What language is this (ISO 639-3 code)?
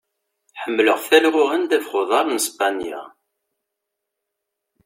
kab